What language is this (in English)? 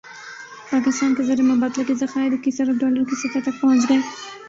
Urdu